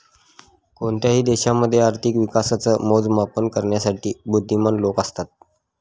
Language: Marathi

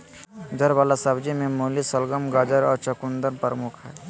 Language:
Magahi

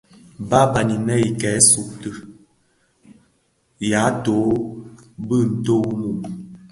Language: Bafia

